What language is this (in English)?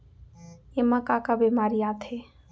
Chhattisgarhi